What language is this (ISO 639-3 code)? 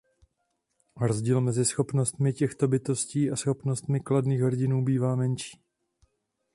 ces